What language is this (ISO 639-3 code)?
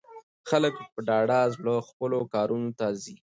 pus